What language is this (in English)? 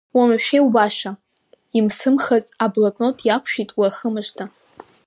Abkhazian